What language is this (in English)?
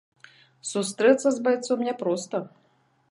Belarusian